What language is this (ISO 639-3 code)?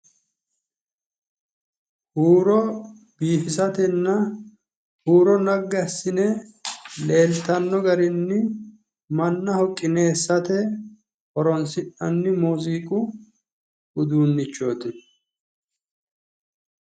sid